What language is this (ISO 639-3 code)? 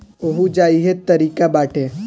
bho